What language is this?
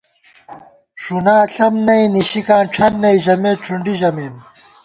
Gawar-Bati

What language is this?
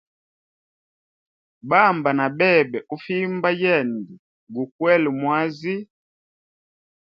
Hemba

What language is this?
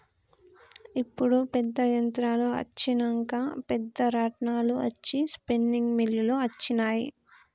Telugu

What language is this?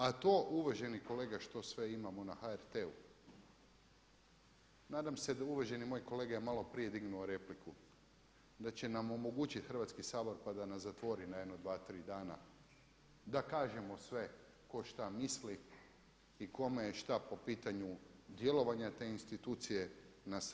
Croatian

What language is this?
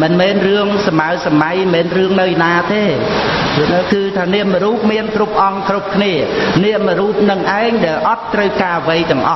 Khmer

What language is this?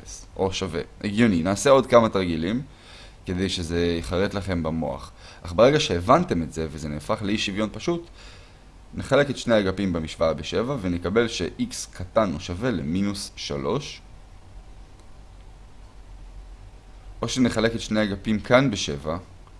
Hebrew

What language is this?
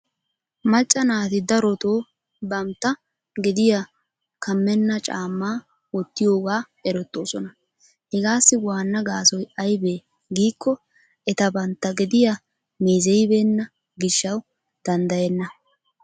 Wolaytta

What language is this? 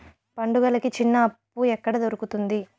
Telugu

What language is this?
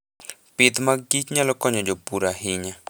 Luo (Kenya and Tanzania)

